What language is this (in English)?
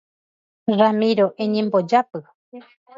Guarani